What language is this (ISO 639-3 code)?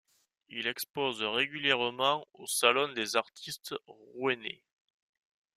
fra